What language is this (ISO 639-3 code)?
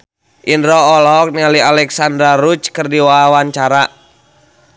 sun